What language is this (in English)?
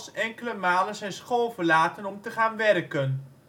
Dutch